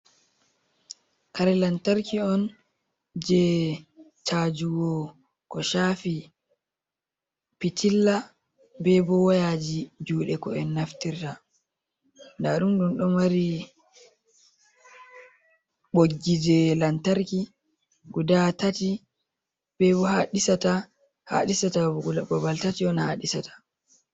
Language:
Fula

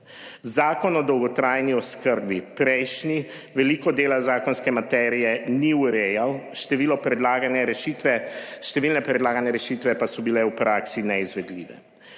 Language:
Slovenian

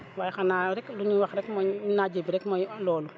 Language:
Wolof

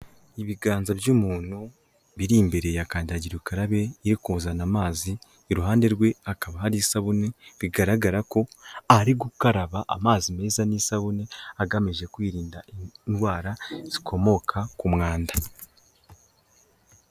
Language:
Kinyarwanda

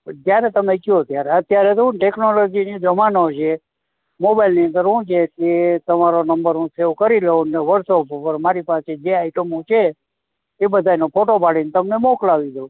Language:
Gujarati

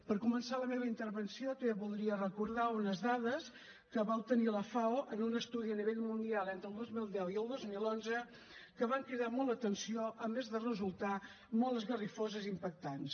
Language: Catalan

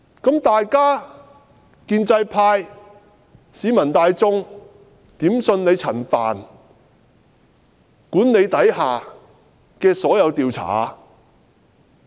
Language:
Cantonese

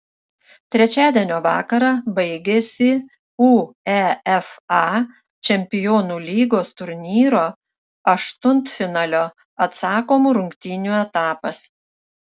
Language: Lithuanian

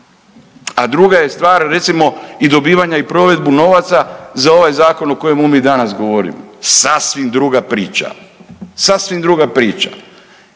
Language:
Croatian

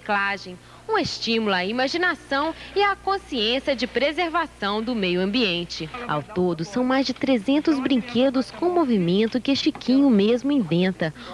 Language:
Portuguese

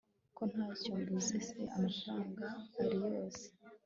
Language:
Kinyarwanda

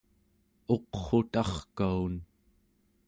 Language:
Central Yupik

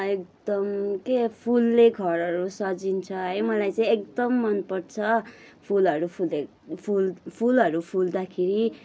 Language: Nepali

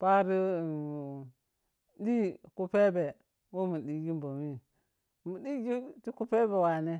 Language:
Piya-Kwonci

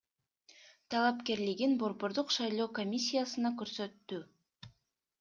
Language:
Kyrgyz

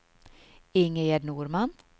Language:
Swedish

